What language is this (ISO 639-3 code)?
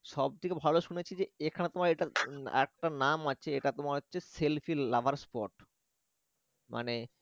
ben